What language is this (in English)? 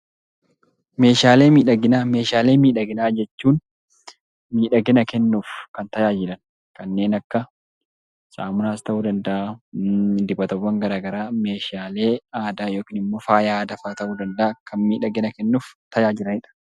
Oromo